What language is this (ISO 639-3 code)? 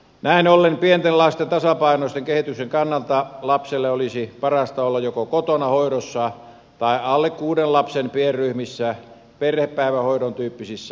fin